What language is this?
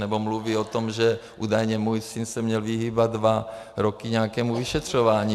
Czech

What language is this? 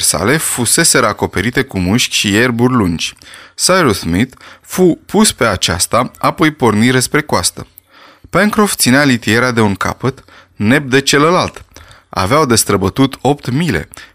Romanian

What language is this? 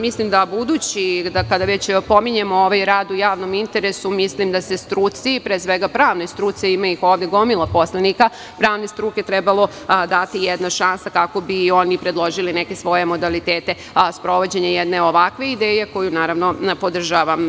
Serbian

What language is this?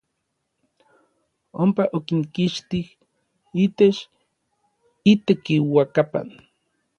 Orizaba Nahuatl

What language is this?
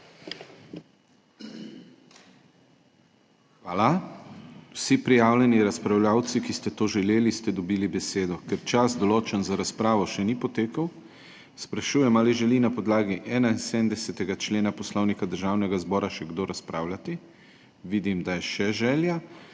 Slovenian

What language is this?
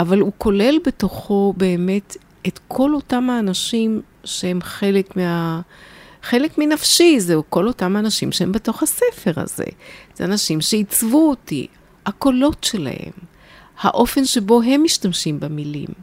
Hebrew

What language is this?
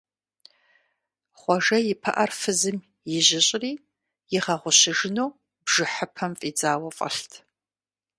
Kabardian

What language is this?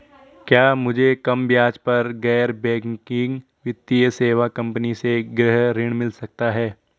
Hindi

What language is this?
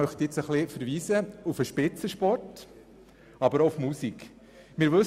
Swiss German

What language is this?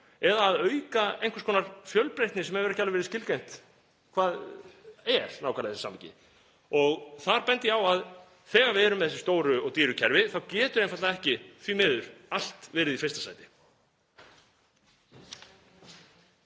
Icelandic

